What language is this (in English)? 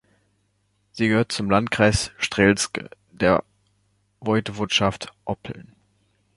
German